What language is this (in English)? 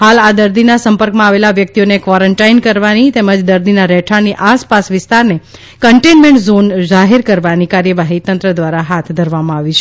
Gujarati